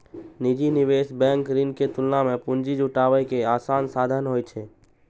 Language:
Maithili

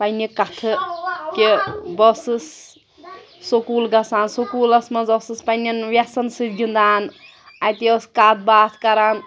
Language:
Kashmiri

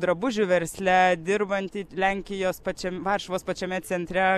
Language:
Lithuanian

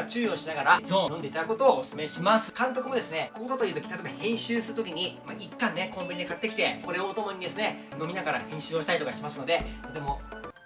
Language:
Japanese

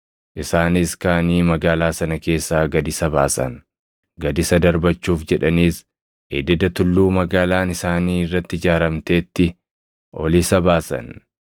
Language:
Oromo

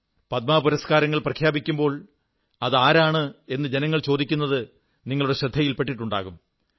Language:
Malayalam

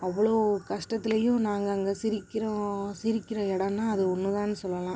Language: Tamil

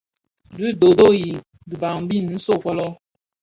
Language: Bafia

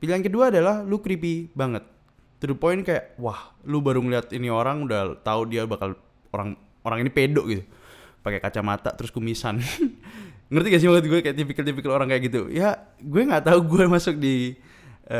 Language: Indonesian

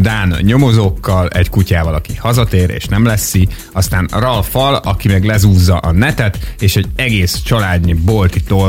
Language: Hungarian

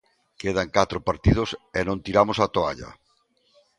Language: Galician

